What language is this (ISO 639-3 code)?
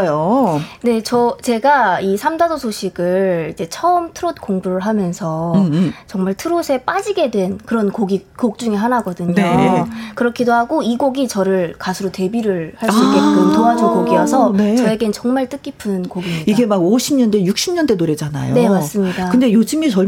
kor